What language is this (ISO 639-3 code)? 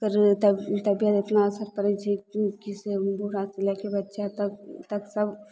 mai